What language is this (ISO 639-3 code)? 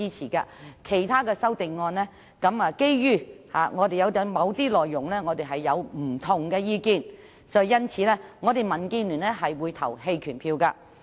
yue